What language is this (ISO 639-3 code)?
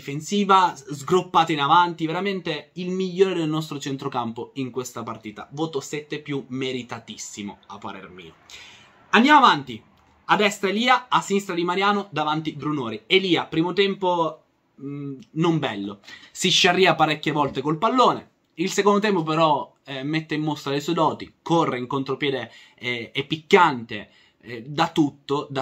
ita